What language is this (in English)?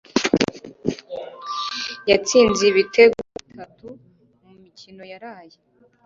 Kinyarwanda